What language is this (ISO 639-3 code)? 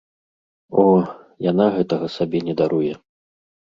bel